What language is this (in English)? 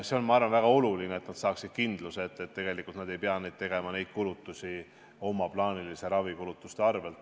Estonian